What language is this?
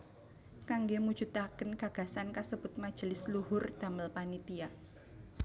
Javanese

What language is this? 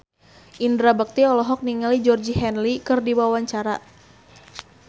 Sundanese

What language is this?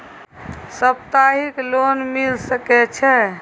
Maithili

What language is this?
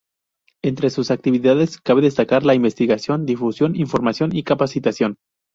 Spanish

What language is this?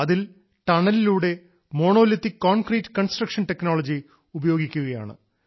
Malayalam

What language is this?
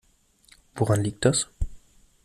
German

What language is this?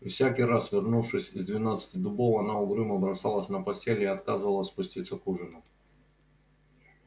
Russian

